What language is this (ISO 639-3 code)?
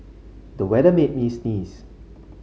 eng